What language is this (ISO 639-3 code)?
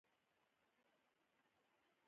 pus